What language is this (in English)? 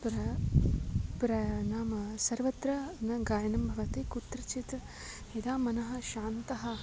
Sanskrit